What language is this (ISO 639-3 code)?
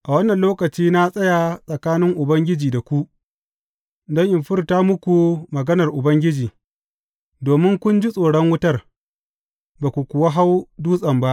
hau